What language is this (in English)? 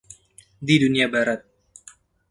Indonesian